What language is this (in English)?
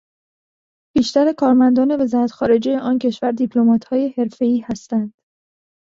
Persian